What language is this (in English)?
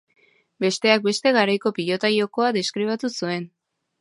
Basque